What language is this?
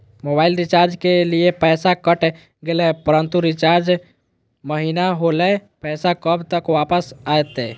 Magahi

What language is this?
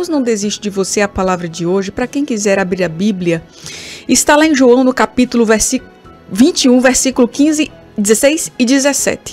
Portuguese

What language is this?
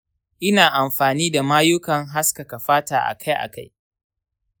Hausa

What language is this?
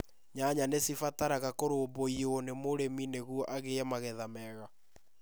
Kikuyu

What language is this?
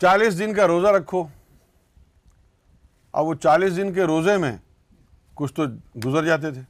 Urdu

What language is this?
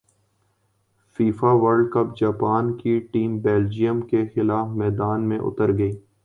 Urdu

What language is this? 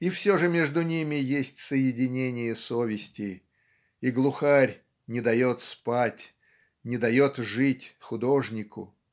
Russian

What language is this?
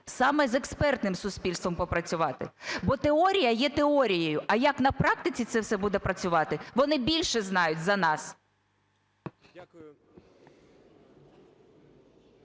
Ukrainian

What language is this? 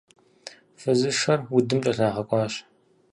Kabardian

